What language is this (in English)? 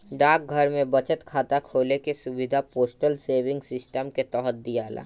Bhojpuri